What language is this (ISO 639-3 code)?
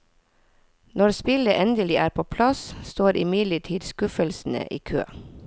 nor